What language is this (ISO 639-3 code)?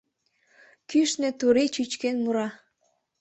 chm